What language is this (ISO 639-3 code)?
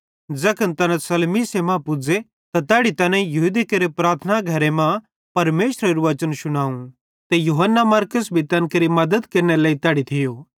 bhd